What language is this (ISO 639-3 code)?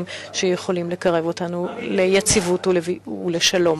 heb